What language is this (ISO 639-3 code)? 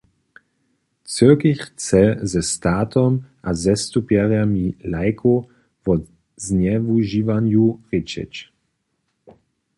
hsb